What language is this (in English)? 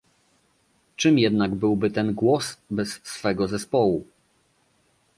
Polish